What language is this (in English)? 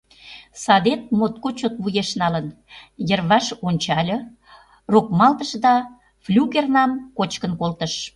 Mari